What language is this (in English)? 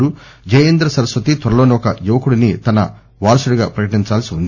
Telugu